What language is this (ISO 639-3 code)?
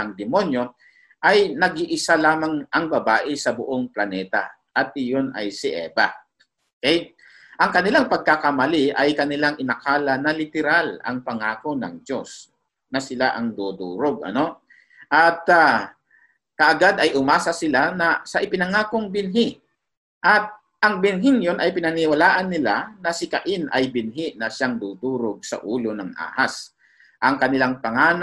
fil